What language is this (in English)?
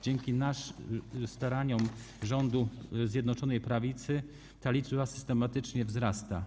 Polish